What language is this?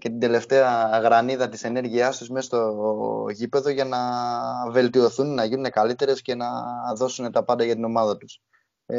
Greek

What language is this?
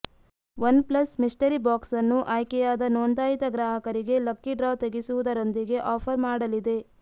Kannada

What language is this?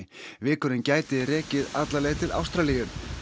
Icelandic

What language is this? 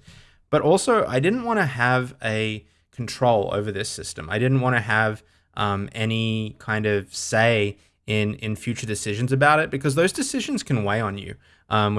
English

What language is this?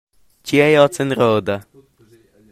Romansh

